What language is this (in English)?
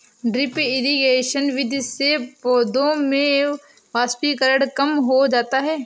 Hindi